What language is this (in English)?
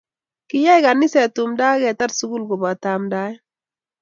Kalenjin